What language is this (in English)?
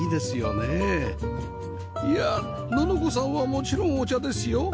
Japanese